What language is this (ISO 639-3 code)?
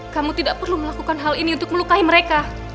ind